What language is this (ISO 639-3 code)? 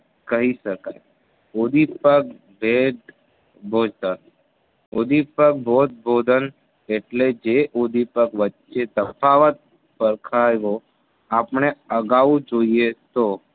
guj